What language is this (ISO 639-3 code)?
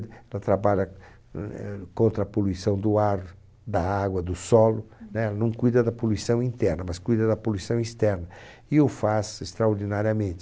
por